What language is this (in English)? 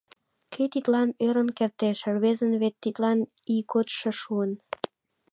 Mari